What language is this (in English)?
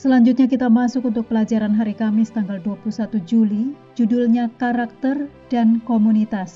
Indonesian